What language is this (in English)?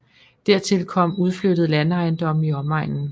Danish